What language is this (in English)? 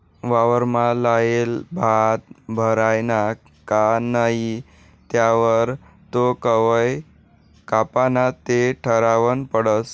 Marathi